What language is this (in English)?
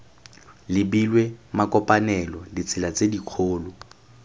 Tswana